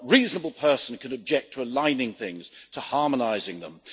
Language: English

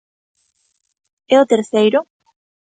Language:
Galician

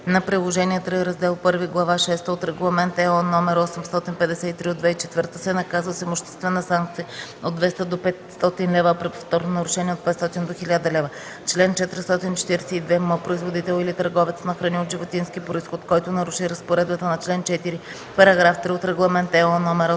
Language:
Bulgarian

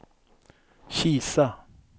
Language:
Swedish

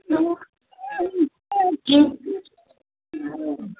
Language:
Sindhi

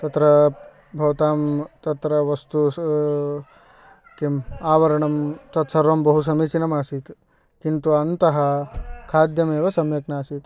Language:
Sanskrit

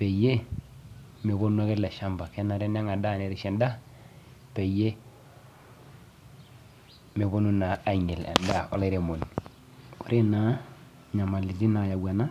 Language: Masai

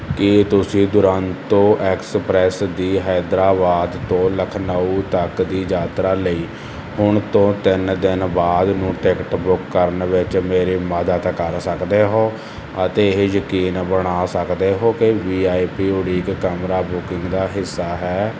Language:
Punjabi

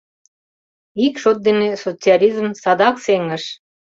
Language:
Mari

